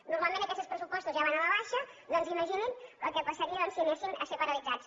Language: Catalan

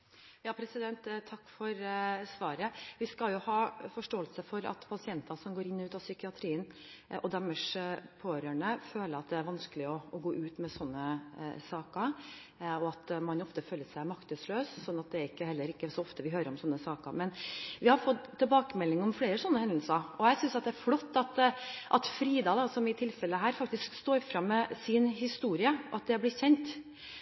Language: Norwegian Bokmål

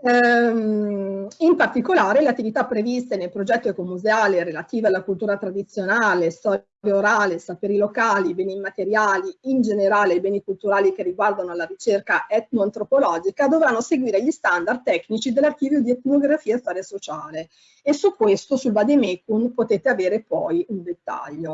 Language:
Italian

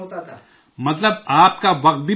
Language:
Urdu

